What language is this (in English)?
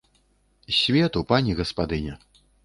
Belarusian